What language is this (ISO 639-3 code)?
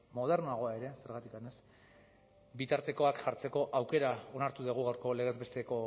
eus